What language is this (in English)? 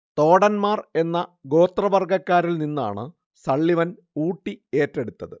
Malayalam